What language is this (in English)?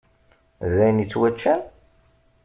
Kabyle